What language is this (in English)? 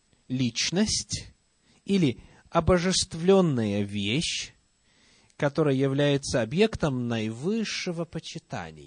Russian